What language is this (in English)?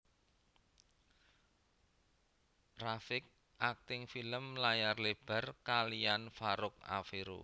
Javanese